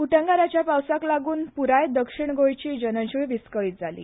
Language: Konkani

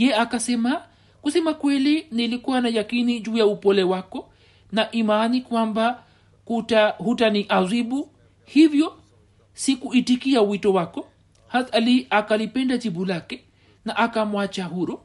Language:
Swahili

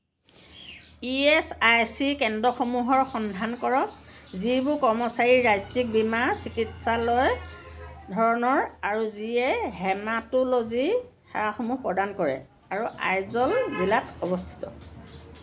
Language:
Assamese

